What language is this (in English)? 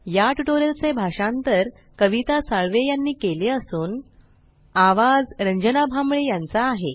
Marathi